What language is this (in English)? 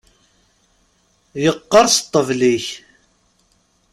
Kabyle